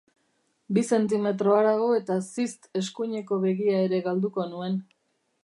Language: Basque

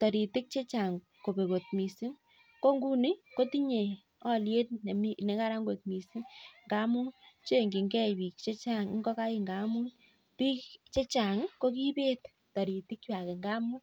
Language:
Kalenjin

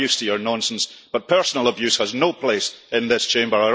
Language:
English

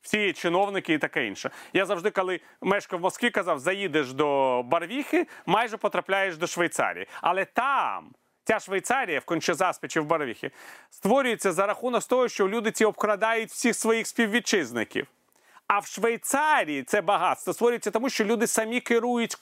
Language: Ukrainian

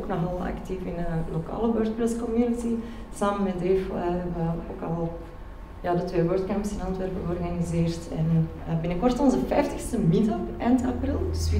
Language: Dutch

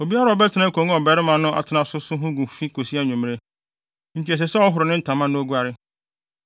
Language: Akan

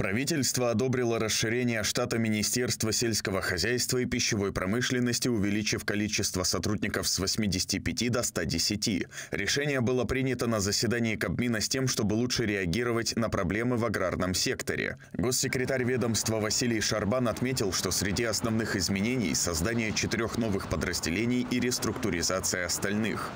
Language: Russian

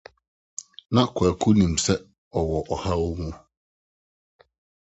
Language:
Akan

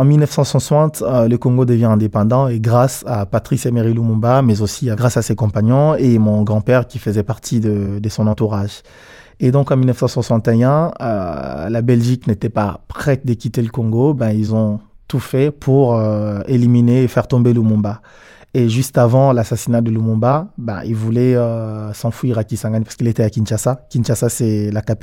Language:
French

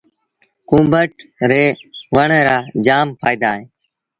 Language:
Sindhi Bhil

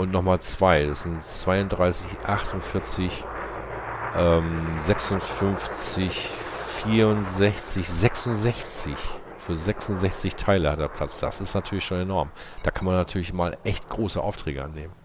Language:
German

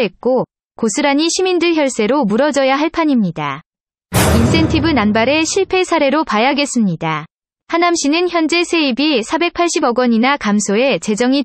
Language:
Korean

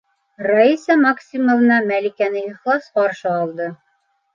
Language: Bashkir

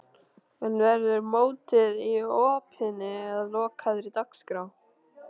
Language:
Icelandic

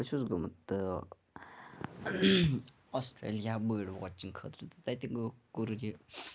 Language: Kashmiri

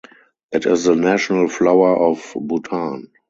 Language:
English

